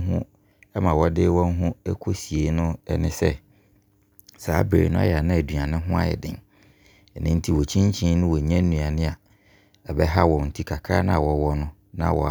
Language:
Abron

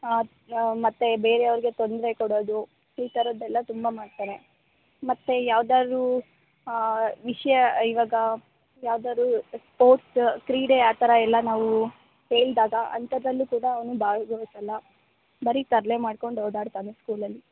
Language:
Kannada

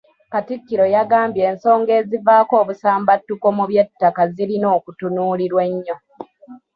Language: Ganda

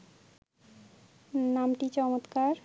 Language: Bangla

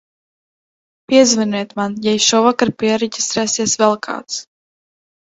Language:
Latvian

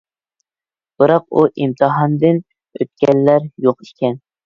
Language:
Uyghur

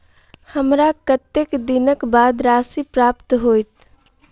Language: Maithili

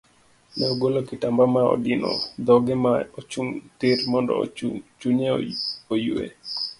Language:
Luo (Kenya and Tanzania)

